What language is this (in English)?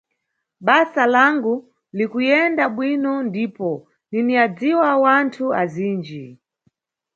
Nyungwe